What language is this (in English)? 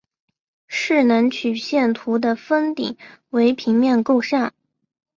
Chinese